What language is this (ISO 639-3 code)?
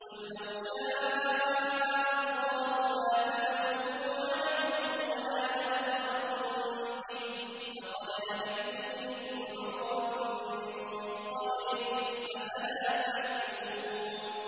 ara